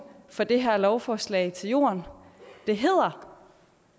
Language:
Danish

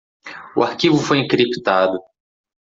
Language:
Portuguese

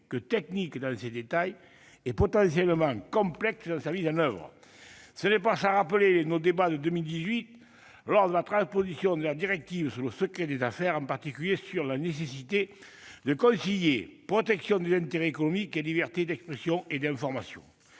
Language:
French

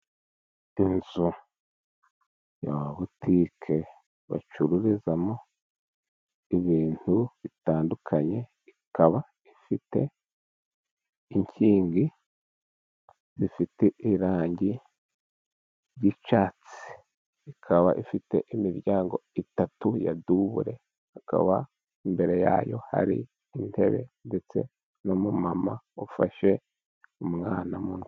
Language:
Kinyarwanda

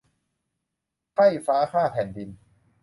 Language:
Thai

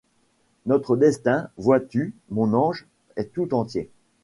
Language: French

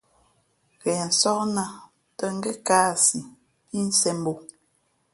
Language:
Fe'fe'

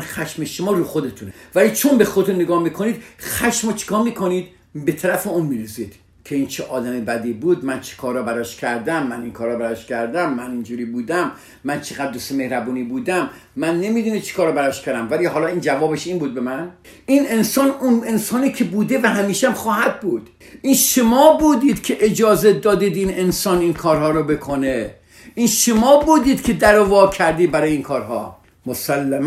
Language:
Persian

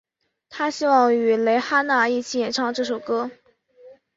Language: Chinese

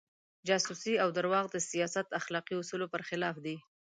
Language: Pashto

